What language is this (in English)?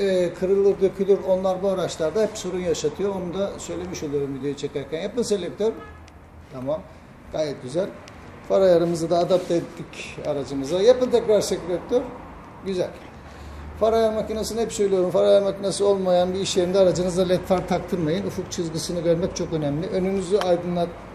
Turkish